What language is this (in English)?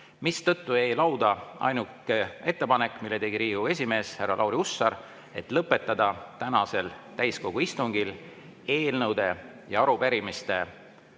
Estonian